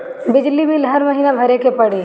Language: Bhojpuri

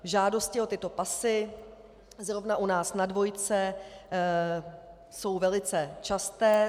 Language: Czech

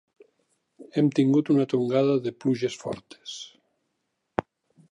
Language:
Catalan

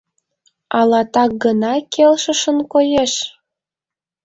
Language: Mari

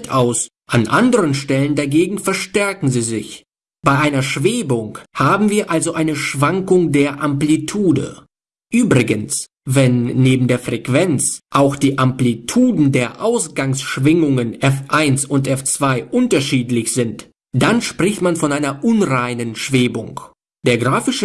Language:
German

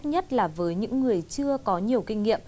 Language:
Vietnamese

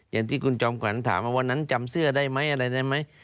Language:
Thai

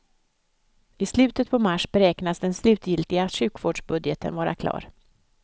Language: Swedish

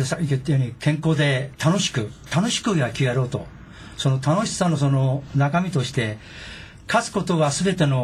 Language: Japanese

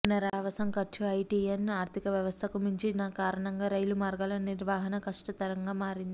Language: Telugu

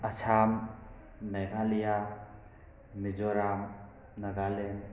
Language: Manipuri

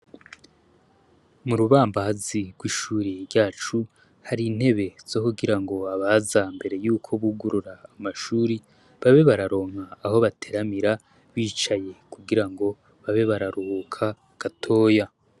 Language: Rundi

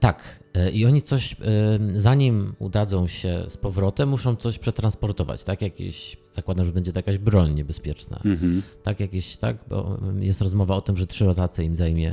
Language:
Polish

